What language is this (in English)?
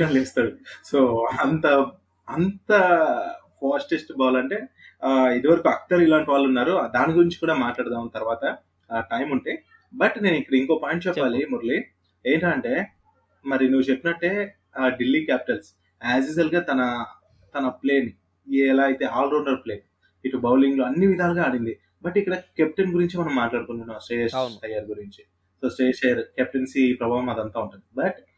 Telugu